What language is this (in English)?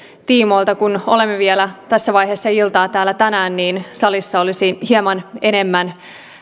Finnish